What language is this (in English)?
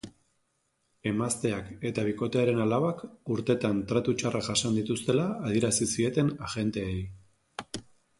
Basque